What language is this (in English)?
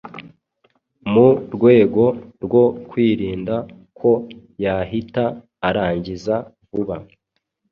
Kinyarwanda